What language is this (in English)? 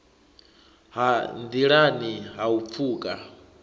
Venda